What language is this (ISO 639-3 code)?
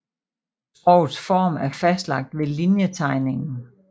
dan